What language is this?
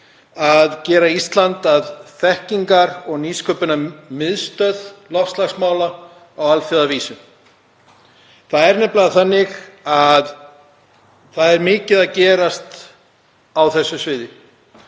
Icelandic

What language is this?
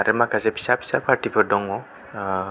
Bodo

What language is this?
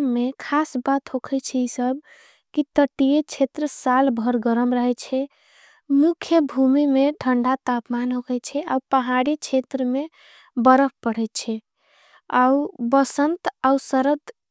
Angika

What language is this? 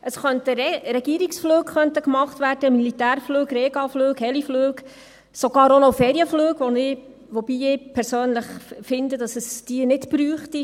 Swiss German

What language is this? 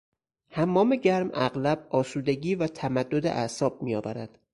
Persian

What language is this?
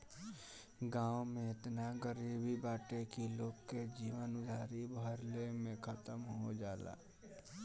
Bhojpuri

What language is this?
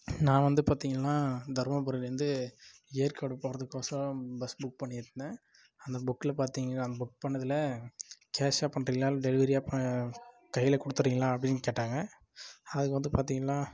Tamil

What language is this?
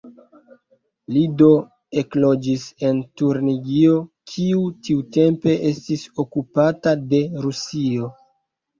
Esperanto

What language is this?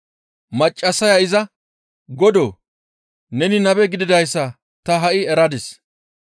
Gamo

